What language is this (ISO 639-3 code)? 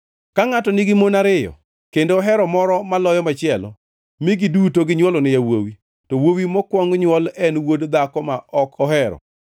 luo